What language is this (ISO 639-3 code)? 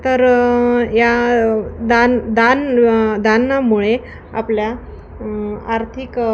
mar